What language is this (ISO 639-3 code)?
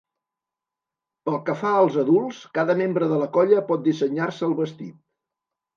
cat